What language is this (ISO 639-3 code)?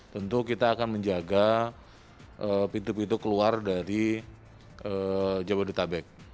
ind